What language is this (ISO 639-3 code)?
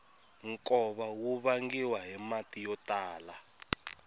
tso